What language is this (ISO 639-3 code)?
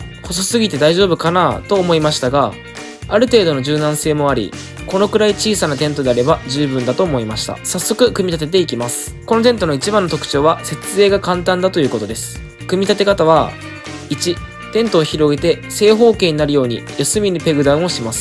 jpn